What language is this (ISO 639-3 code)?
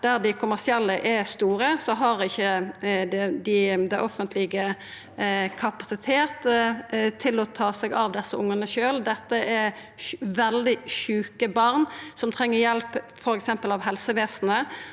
nor